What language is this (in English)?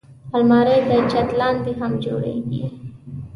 Pashto